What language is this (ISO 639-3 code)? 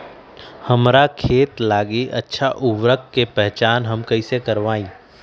mag